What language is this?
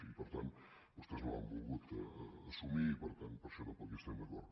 Catalan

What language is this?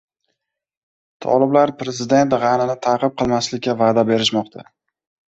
Uzbek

